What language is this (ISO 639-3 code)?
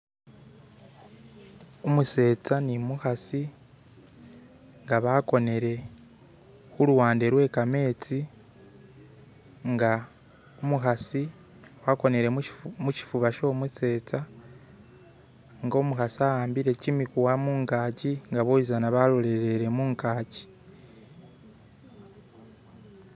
myx